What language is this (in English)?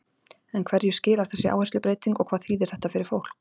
Icelandic